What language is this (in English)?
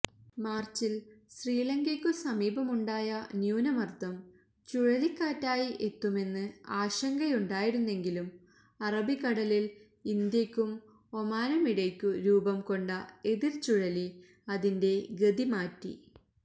Malayalam